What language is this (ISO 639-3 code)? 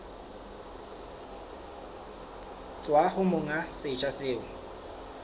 sot